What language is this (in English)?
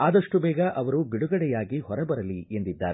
Kannada